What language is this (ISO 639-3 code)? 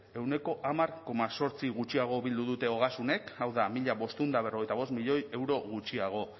eus